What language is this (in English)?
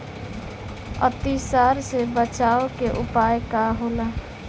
Bhojpuri